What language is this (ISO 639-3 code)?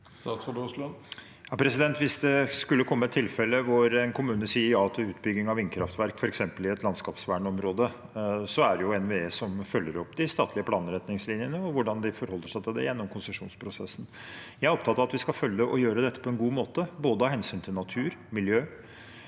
nor